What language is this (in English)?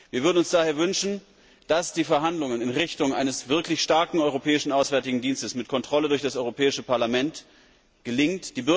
German